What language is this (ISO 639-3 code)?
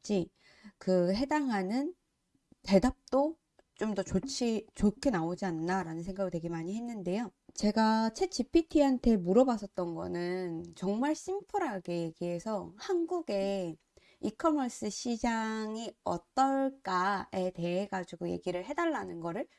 kor